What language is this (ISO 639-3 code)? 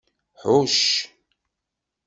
kab